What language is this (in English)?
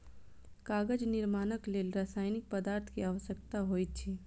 Maithili